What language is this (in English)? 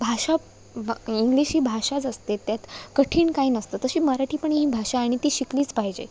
Marathi